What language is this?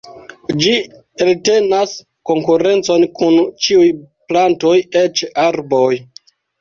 Esperanto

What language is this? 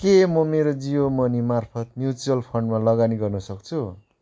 Nepali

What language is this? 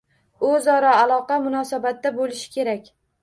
Uzbek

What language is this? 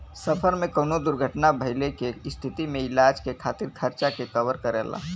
Bhojpuri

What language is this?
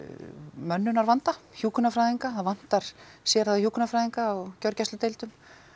Icelandic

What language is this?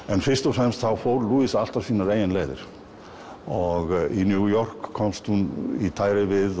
Icelandic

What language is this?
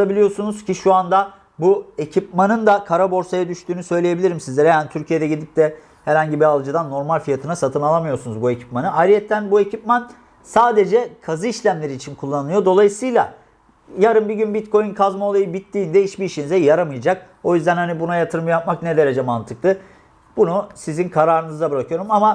Turkish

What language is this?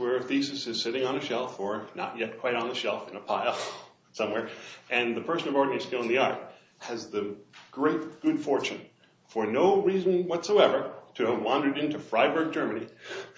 English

